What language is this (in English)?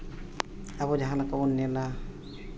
Santali